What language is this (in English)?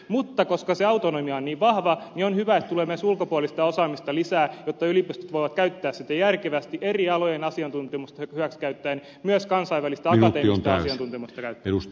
Finnish